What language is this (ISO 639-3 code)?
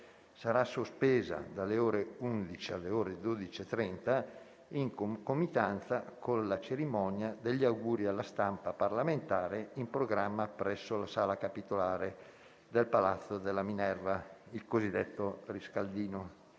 ita